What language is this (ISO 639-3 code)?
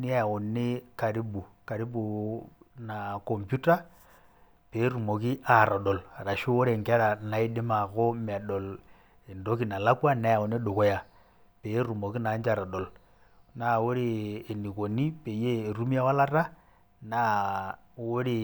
mas